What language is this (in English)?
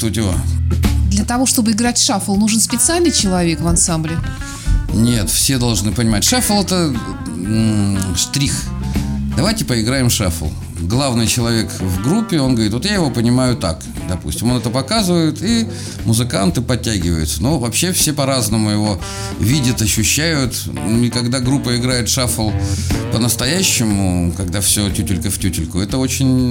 Russian